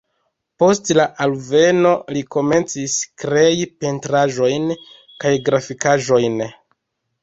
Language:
Esperanto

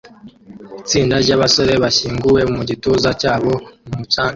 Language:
Kinyarwanda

